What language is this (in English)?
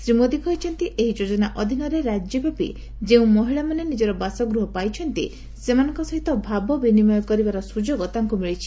Odia